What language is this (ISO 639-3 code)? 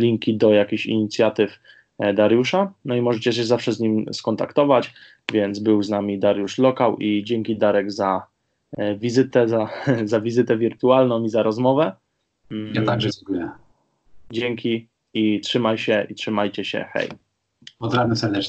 pol